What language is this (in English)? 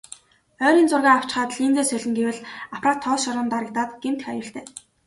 Mongolian